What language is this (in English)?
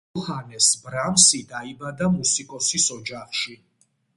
Georgian